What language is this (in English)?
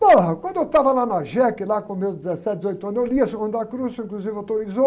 Portuguese